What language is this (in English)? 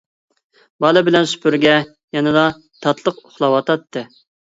Uyghur